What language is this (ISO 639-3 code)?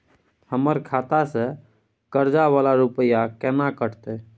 mai